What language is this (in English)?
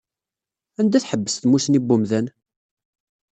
Kabyle